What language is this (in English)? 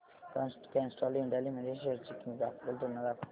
Marathi